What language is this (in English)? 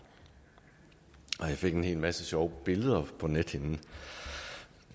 Danish